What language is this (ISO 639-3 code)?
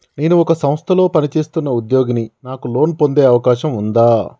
tel